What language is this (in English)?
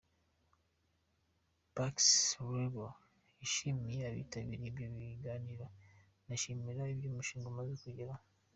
Kinyarwanda